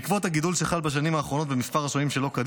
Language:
Hebrew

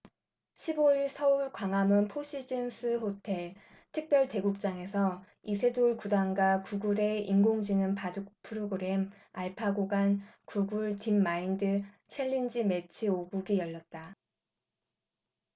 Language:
Korean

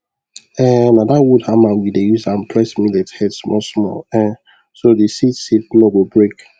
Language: Nigerian Pidgin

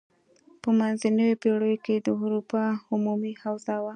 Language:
Pashto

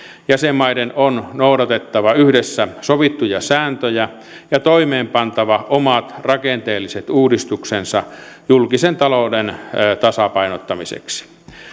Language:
Finnish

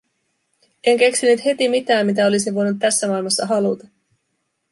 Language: Finnish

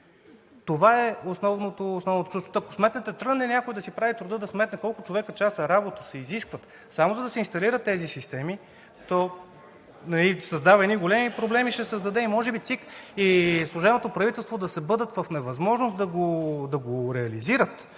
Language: Bulgarian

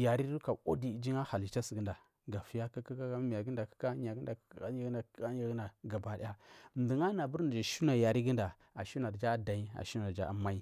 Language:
Marghi South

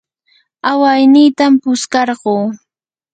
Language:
Yanahuanca Pasco Quechua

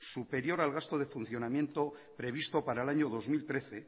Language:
Spanish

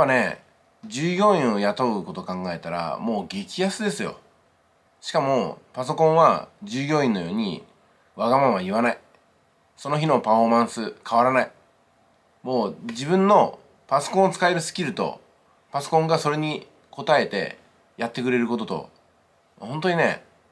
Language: Japanese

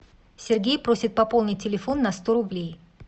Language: Russian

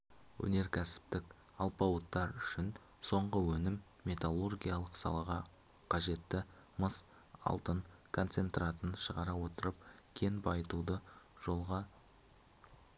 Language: Kazakh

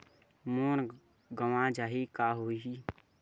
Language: Chhattisgarhi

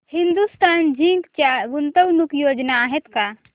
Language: Marathi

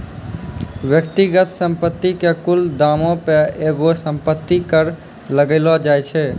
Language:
Maithili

